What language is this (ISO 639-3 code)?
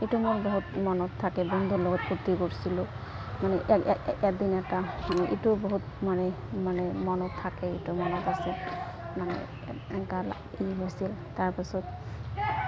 asm